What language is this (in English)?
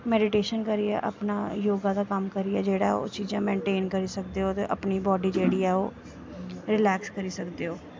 Dogri